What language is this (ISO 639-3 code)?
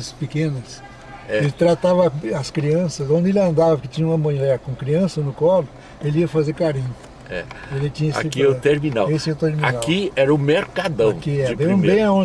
por